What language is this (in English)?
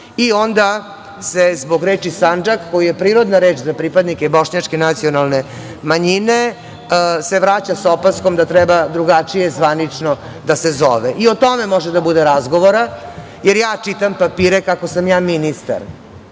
Serbian